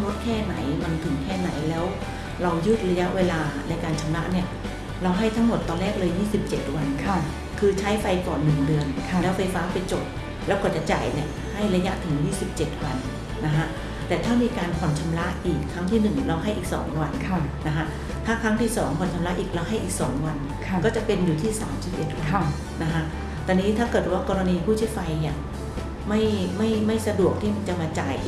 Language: Thai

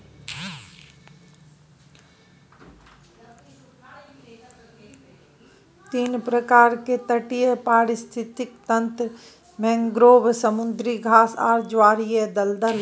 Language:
Maithili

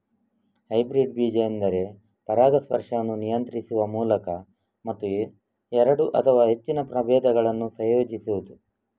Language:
Kannada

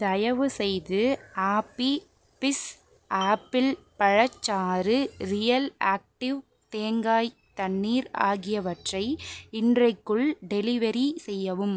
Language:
Tamil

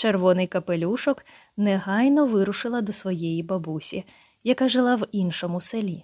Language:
Ukrainian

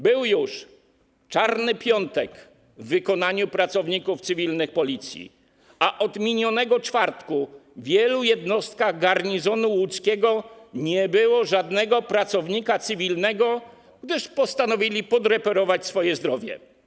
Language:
Polish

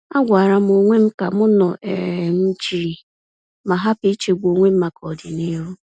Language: Igbo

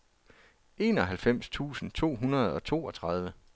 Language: Danish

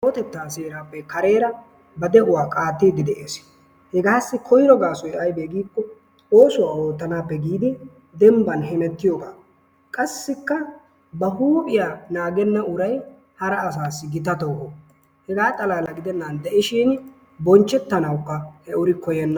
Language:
Wolaytta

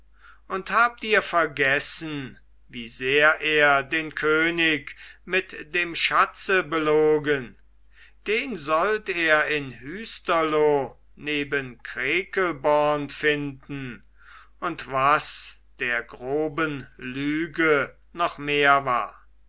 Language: German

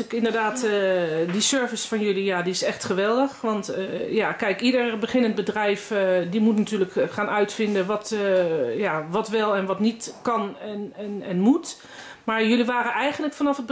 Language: Dutch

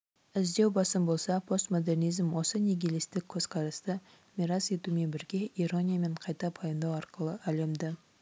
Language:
Kazakh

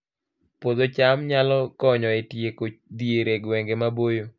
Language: Luo (Kenya and Tanzania)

